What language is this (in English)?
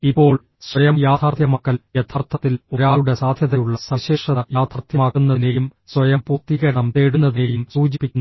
Malayalam